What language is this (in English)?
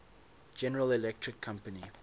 English